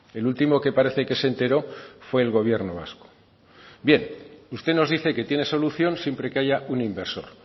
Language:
Spanish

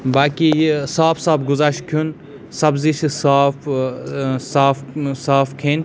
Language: Kashmiri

